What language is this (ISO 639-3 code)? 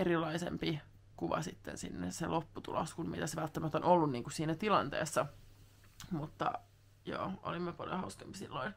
fin